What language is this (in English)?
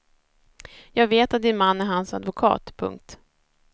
Swedish